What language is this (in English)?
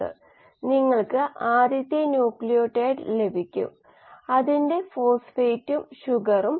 Malayalam